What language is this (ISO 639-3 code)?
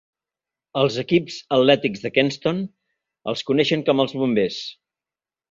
cat